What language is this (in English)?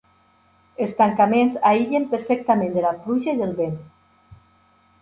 Catalan